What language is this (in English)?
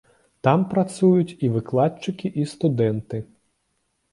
Belarusian